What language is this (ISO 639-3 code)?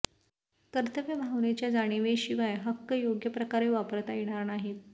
mar